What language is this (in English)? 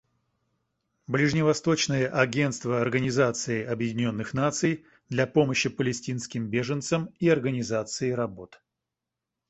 Russian